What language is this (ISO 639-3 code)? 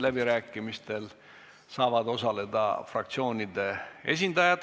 est